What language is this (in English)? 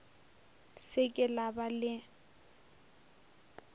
Northern Sotho